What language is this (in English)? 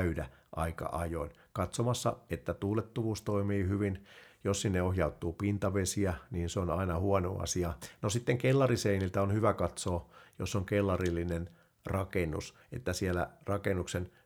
Finnish